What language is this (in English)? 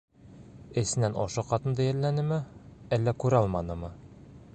Bashkir